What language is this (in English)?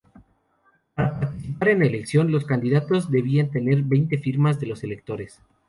Spanish